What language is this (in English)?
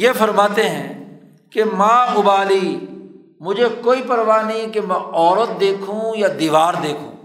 Urdu